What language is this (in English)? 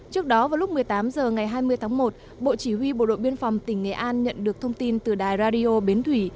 Vietnamese